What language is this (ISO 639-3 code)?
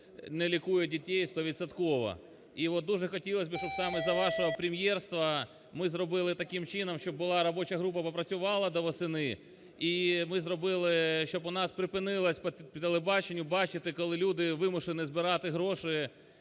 ukr